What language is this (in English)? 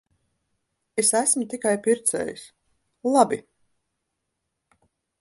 Latvian